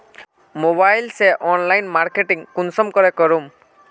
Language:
Magahi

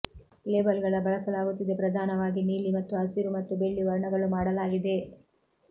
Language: Kannada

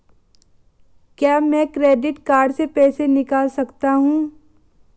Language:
Hindi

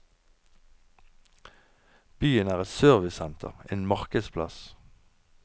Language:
Norwegian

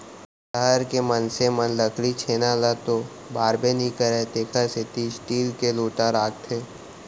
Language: Chhattisgarhi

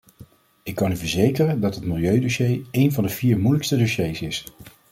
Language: Dutch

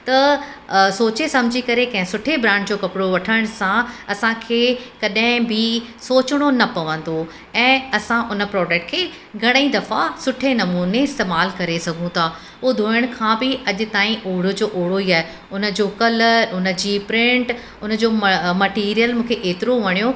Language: Sindhi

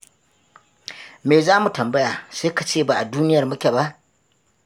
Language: Hausa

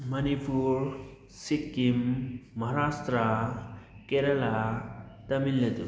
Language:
Manipuri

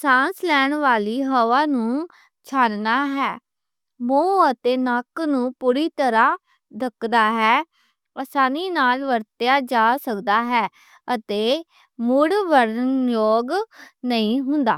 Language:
Western Panjabi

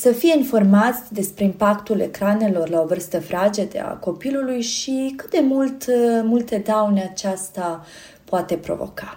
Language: Romanian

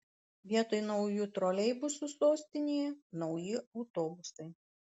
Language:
Lithuanian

